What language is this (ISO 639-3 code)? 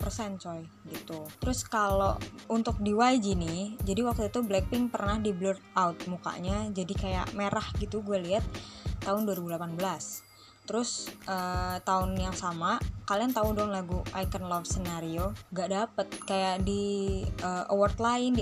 ind